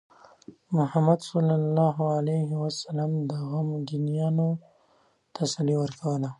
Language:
Pashto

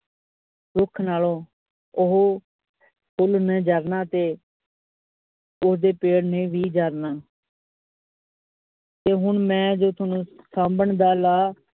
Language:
Punjabi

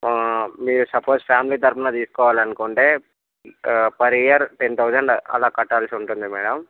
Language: Telugu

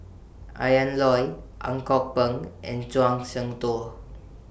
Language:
English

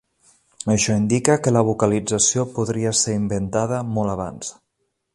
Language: Catalan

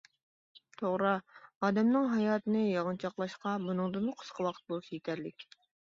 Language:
Uyghur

